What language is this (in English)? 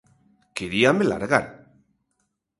Galician